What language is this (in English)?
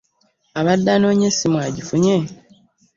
Ganda